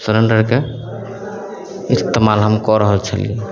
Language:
Maithili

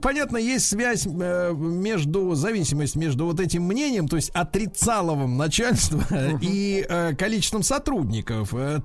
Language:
Russian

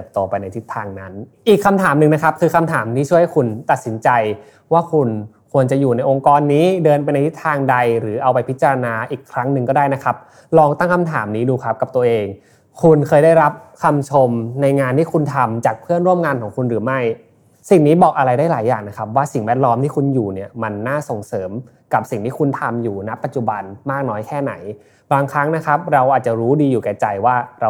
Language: Thai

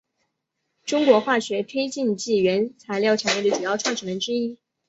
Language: Chinese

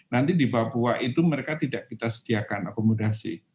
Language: Indonesian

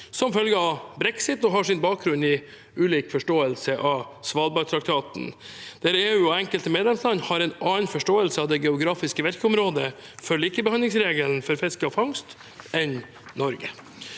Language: Norwegian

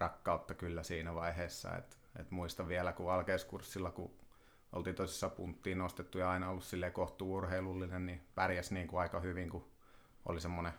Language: Finnish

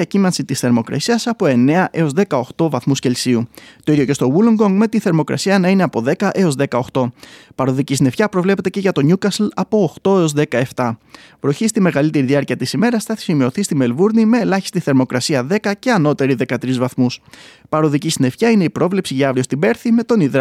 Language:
Greek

